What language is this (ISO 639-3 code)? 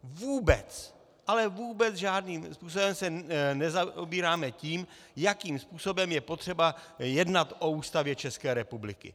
ces